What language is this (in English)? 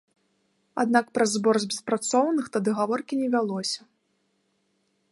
Belarusian